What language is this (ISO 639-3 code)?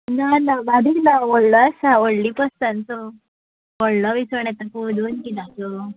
kok